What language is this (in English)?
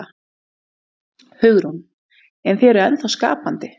Icelandic